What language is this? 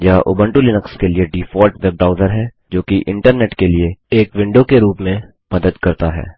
Hindi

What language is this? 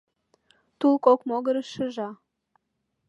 Mari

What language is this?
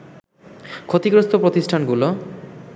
Bangla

